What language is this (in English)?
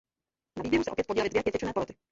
Czech